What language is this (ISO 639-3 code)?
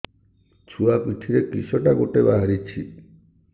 ori